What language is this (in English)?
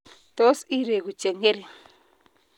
Kalenjin